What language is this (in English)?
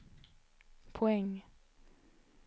Swedish